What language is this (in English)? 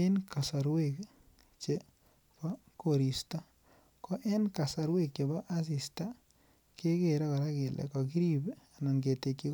Kalenjin